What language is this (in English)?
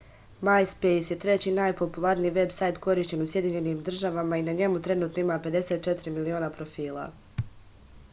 Serbian